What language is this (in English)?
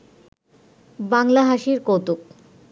Bangla